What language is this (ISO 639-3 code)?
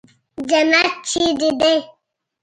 pus